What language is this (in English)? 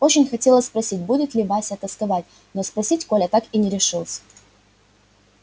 Russian